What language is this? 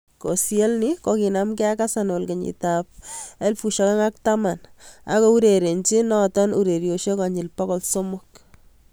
Kalenjin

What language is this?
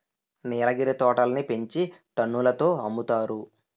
Telugu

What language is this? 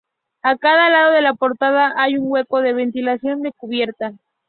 Spanish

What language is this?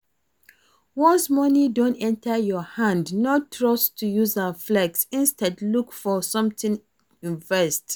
Nigerian Pidgin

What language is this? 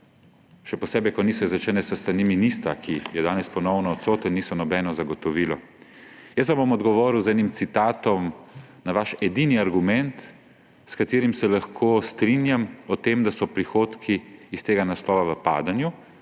Slovenian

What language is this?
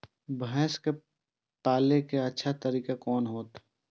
Maithili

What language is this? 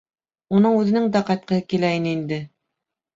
Bashkir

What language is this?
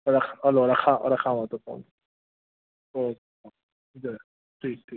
Sindhi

